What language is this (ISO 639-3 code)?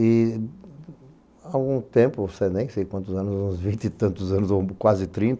por